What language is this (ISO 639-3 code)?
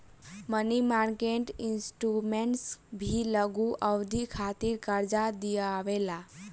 bho